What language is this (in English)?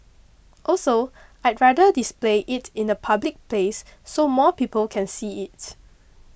English